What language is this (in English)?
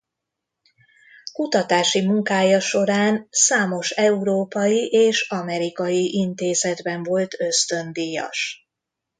Hungarian